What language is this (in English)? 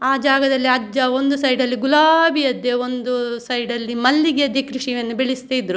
Kannada